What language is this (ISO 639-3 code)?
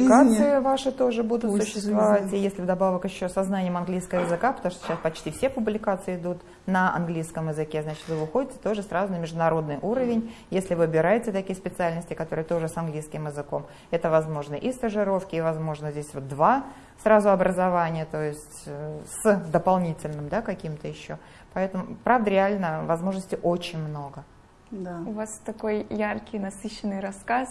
rus